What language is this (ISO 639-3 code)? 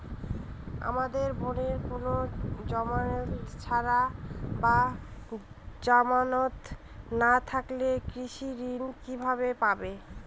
ben